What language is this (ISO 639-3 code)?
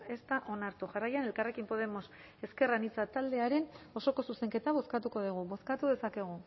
eus